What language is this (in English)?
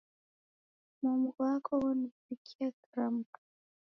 Taita